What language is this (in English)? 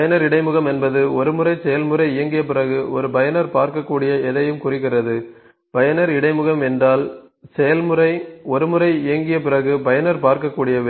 Tamil